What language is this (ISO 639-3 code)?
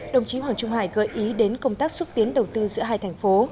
vie